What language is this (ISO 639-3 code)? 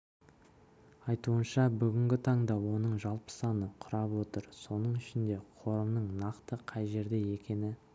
kaz